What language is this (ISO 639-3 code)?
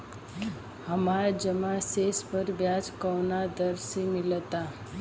bho